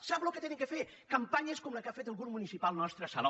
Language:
Catalan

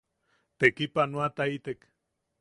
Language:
Yaqui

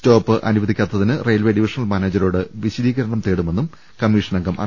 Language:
Malayalam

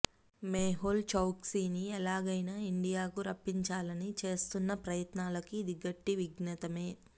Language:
Telugu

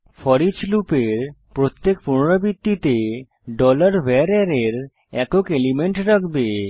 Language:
Bangla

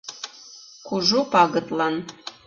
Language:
Mari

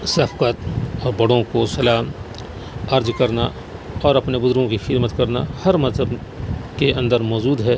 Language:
Urdu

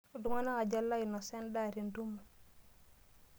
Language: Masai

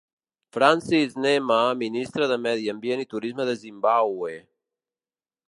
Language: Catalan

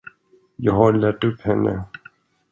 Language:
Swedish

